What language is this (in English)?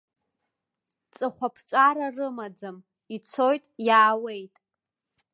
Abkhazian